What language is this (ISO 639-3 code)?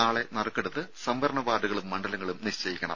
mal